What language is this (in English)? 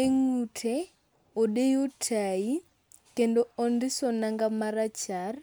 Luo (Kenya and Tanzania)